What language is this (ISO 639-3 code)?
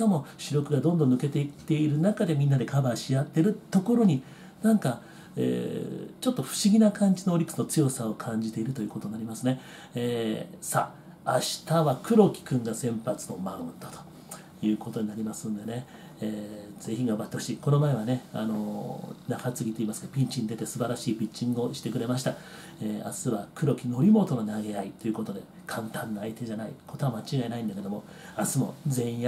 jpn